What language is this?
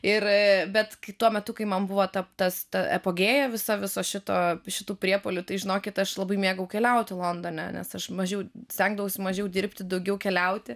Lithuanian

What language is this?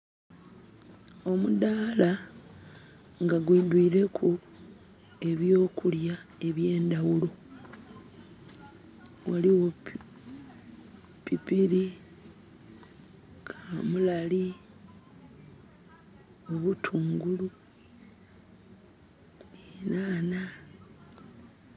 Soga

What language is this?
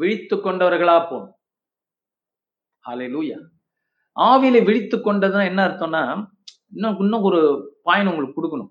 Tamil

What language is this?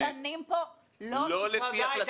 Hebrew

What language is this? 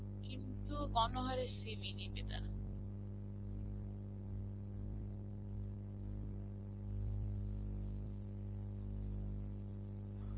Bangla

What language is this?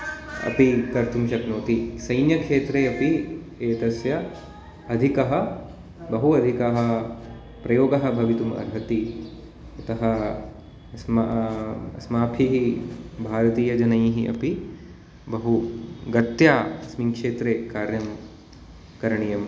Sanskrit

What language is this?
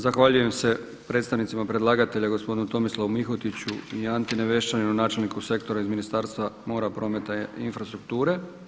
Croatian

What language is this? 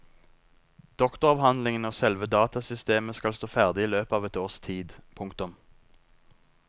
Norwegian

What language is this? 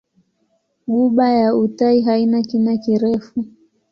Swahili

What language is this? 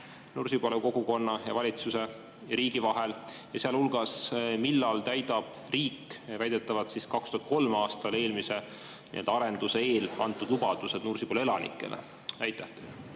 Estonian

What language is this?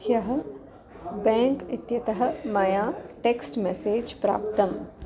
Sanskrit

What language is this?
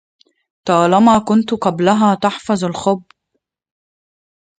Arabic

